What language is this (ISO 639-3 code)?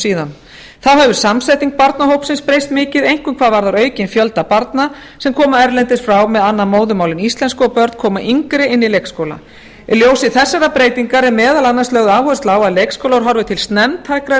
isl